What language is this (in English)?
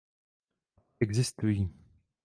Czech